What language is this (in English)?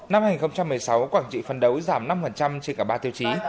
Vietnamese